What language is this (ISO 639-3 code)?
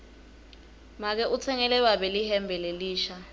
ssw